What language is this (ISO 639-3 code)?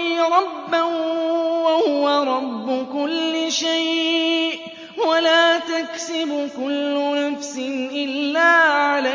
ara